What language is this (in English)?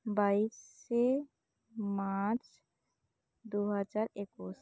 Santali